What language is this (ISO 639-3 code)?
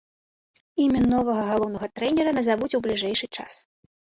bel